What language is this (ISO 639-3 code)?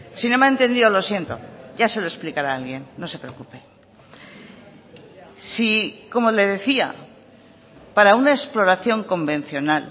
spa